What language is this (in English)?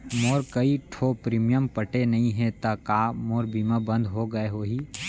Chhattisgarhi